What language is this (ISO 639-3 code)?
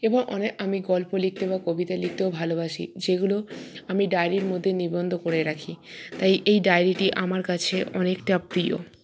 ben